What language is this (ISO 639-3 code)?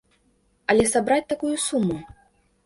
bel